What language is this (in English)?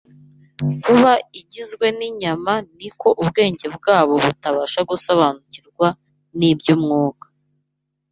Kinyarwanda